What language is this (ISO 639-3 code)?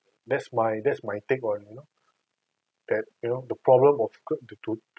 eng